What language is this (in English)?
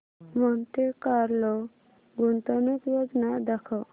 Marathi